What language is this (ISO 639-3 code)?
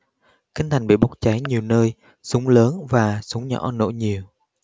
vie